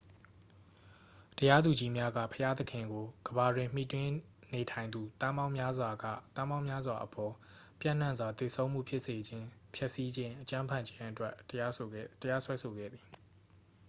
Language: Burmese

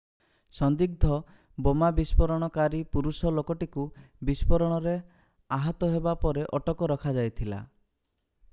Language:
Odia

